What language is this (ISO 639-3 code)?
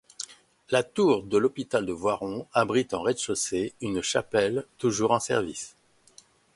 fra